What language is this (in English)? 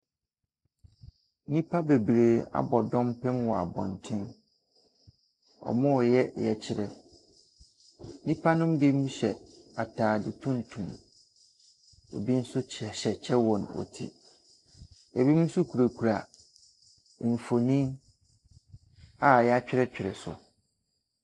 Akan